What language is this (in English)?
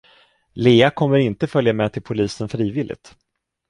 Swedish